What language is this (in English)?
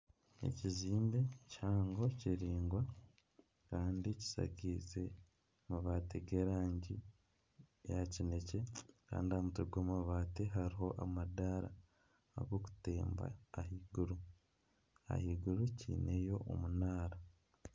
Nyankole